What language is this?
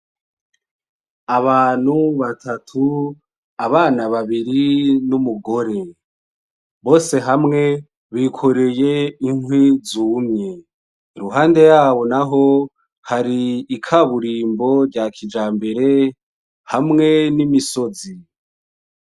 Rundi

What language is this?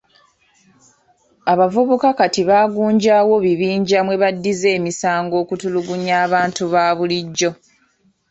Ganda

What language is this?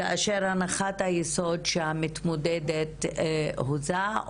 Hebrew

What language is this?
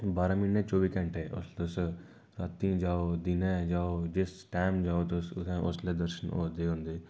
Dogri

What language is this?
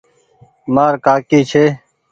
Goaria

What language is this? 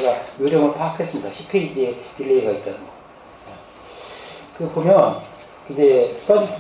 Korean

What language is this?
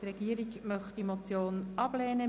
Swiss German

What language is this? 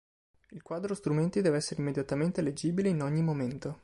Italian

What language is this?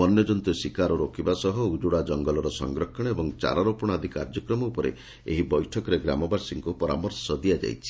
Odia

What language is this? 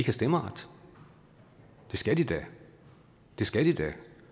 Danish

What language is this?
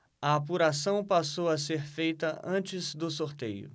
Portuguese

